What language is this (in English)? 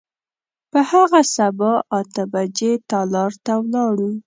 Pashto